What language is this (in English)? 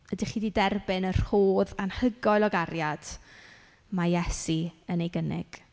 Welsh